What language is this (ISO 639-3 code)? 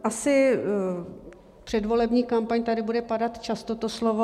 ces